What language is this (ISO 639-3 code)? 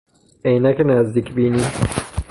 fas